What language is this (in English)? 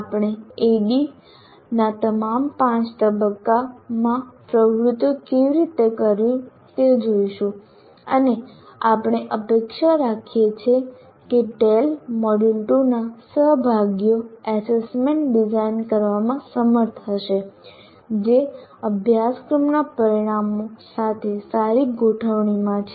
Gujarati